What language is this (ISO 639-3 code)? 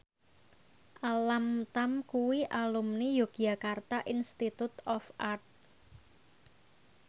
jav